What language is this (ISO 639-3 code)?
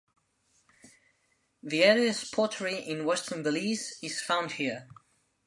eng